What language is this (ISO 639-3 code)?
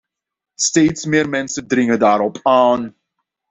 nld